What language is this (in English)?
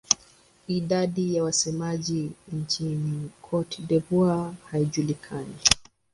Swahili